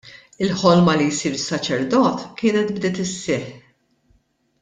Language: Maltese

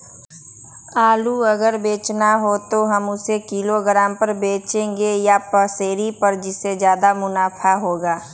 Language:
Magahi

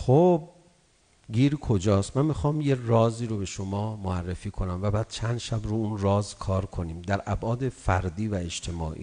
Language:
Persian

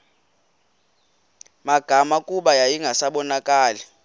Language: Xhosa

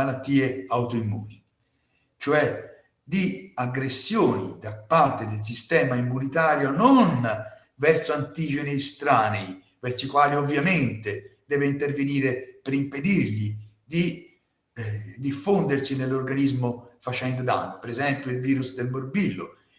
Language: Italian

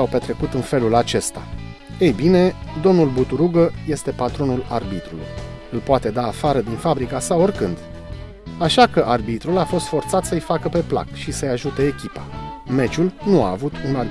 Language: Romanian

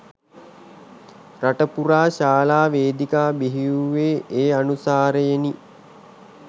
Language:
Sinhala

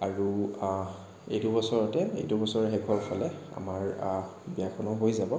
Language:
Assamese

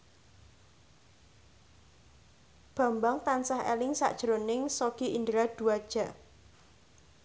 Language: Javanese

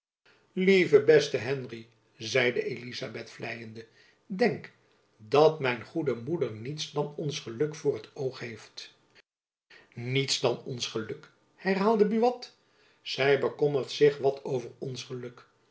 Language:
Dutch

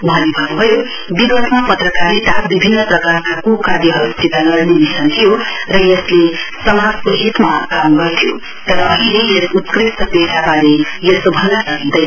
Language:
Nepali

